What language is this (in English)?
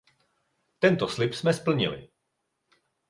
Czech